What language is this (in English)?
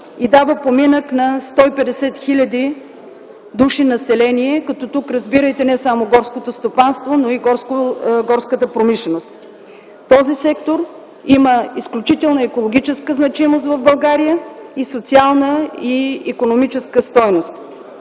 Bulgarian